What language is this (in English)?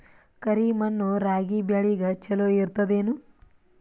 Kannada